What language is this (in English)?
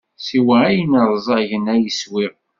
Kabyle